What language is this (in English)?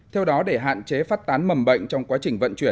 Vietnamese